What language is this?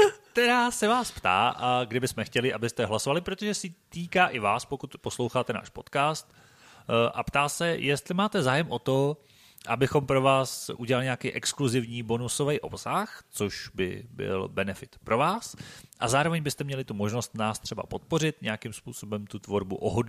Czech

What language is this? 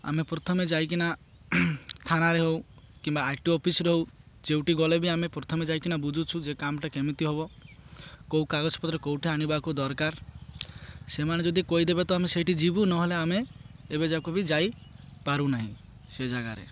Odia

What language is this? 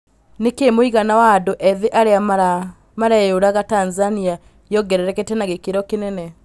Kikuyu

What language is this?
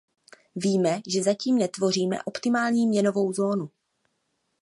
Czech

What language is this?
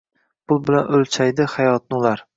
Uzbek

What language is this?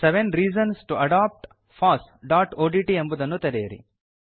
Kannada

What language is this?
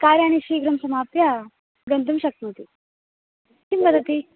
Sanskrit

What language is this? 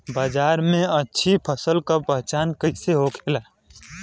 Bhojpuri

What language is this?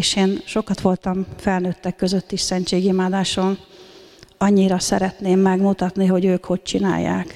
Hungarian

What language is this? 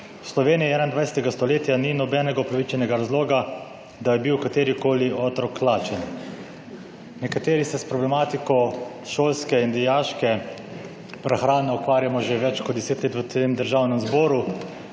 Slovenian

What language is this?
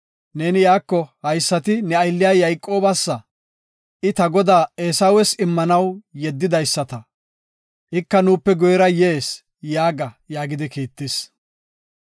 Gofa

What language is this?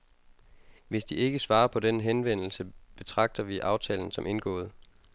Danish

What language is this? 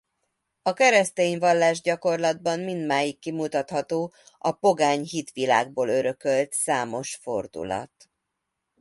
Hungarian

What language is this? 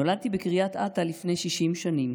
Hebrew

